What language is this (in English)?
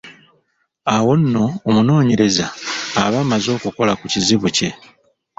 Ganda